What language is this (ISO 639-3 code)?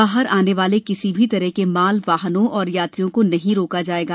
hin